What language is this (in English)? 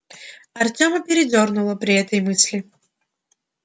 Russian